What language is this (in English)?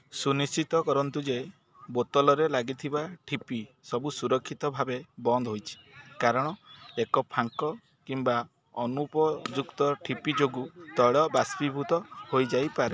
Odia